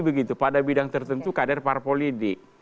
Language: Indonesian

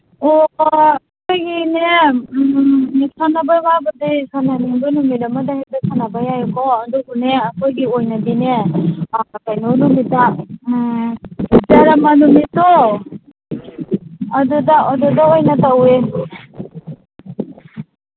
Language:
Manipuri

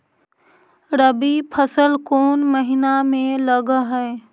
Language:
Magahi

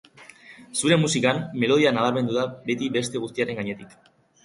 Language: Basque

